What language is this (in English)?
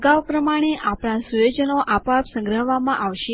Gujarati